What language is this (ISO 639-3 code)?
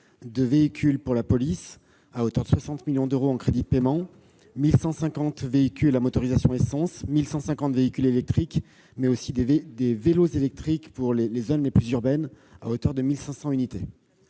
fra